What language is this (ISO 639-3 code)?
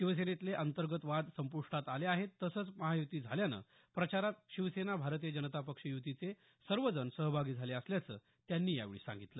mar